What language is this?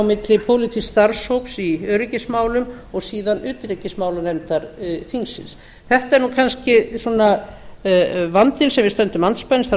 Icelandic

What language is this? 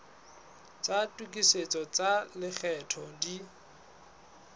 Southern Sotho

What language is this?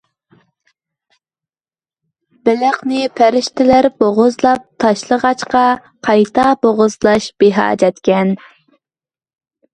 Uyghur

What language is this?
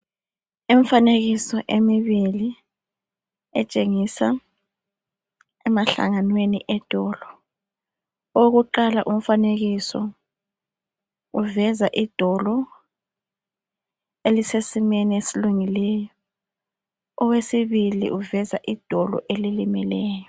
North Ndebele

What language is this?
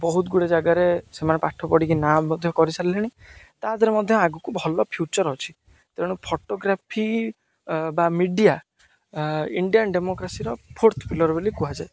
Odia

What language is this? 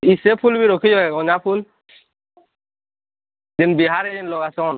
Odia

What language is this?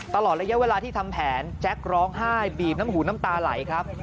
Thai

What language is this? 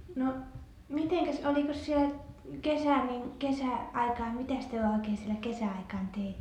Finnish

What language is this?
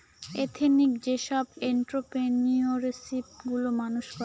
Bangla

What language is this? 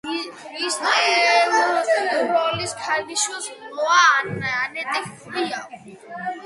Georgian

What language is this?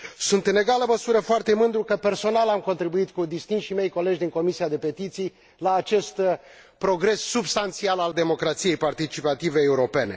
Romanian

